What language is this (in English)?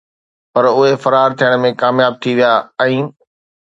Sindhi